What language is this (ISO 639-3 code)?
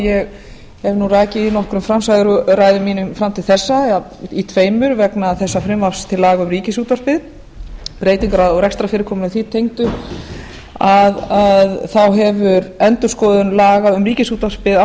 isl